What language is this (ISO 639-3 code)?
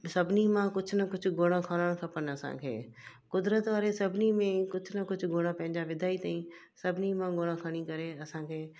snd